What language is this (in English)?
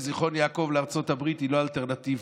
Hebrew